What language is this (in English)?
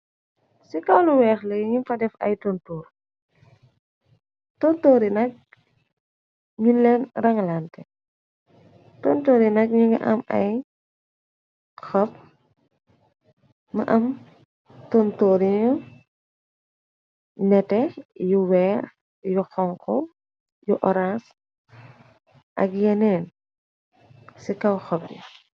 Wolof